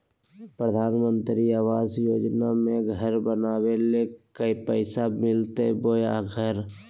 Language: Magahi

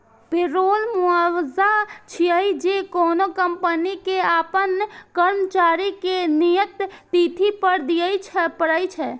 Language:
Maithili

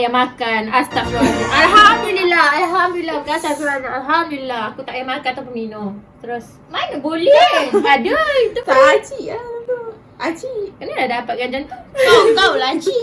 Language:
Malay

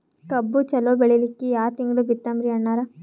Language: Kannada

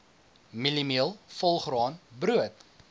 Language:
Afrikaans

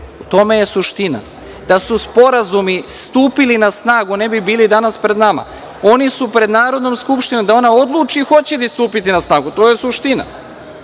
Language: Serbian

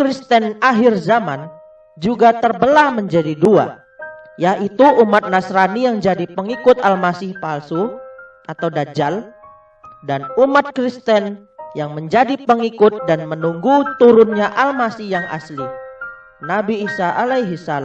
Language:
Indonesian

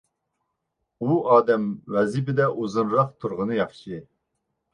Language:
Uyghur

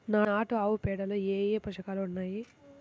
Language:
Telugu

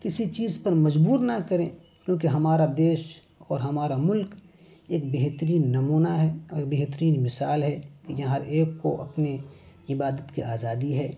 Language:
Urdu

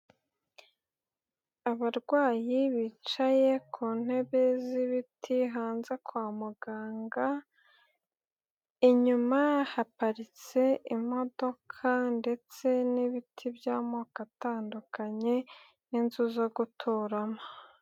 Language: Kinyarwanda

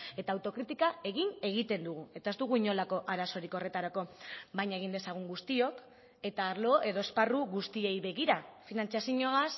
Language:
Basque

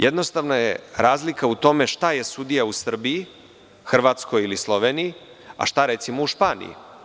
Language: Serbian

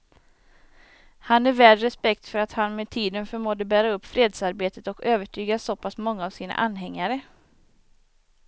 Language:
Swedish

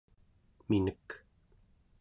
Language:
Central Yupik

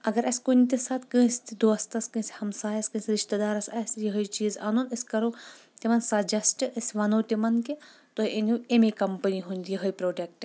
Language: Kashmiri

